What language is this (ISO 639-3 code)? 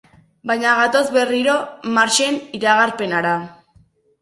eus